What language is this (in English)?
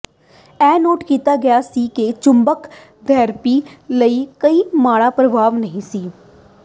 Punjabi